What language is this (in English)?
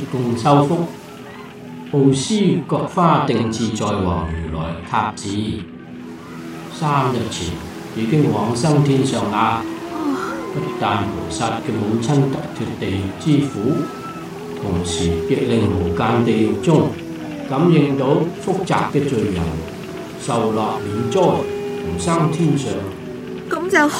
Chinese